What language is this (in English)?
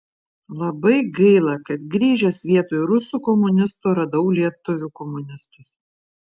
Lithuanian